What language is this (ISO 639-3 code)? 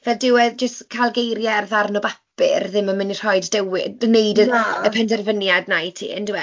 cym